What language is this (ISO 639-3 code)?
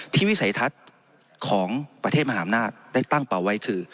tha